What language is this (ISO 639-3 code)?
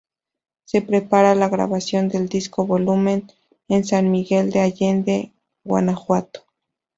spa